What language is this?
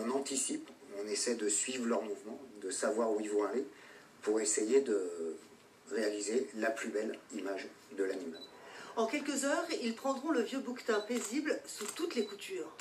French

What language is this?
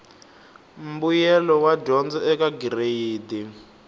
Tsonga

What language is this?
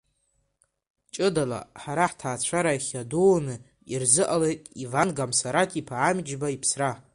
Abkhazian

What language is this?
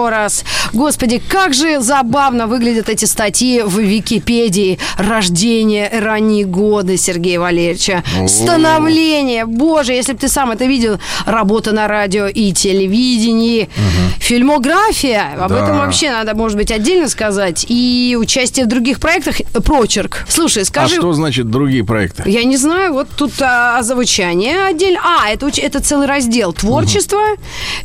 Russian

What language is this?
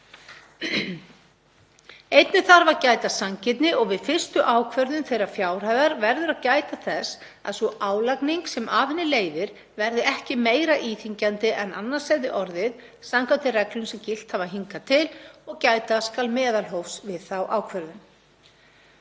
Icelandic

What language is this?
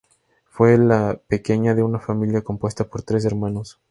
Spanish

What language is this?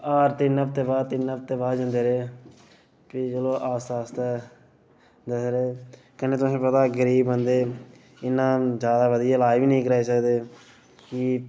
Dogri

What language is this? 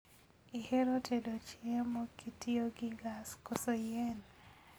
Luo (Kenya and Tanzania)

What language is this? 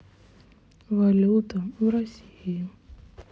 Russian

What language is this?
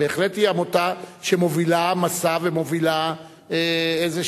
Hebrew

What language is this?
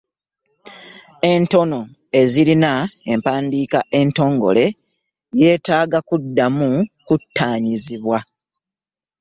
Ganda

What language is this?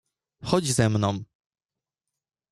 Polish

